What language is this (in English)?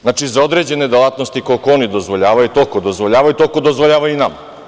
Serbian